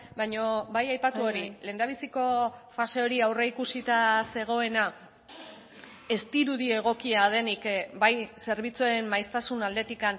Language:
Basque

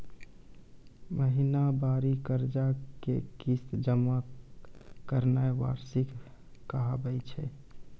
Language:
Maithili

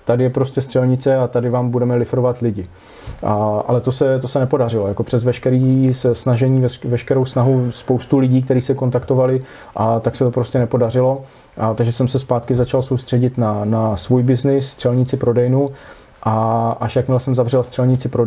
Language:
Czech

